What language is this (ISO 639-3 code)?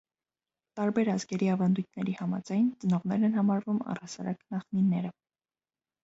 hye